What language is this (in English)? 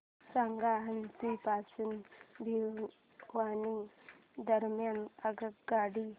Marathi